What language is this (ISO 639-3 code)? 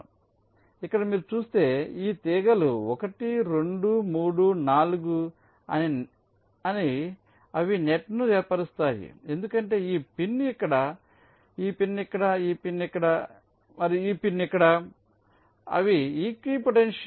tel